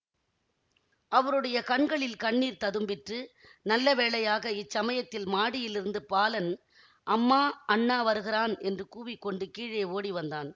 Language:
Tamil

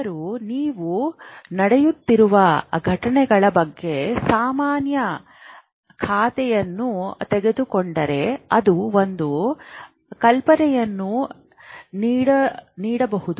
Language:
Kannada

